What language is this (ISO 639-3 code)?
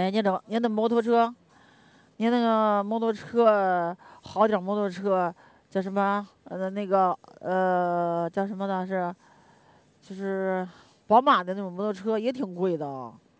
zho